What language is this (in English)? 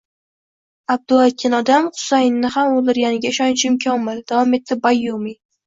Uzbek